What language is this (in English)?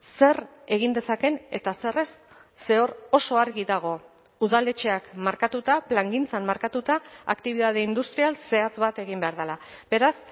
Basque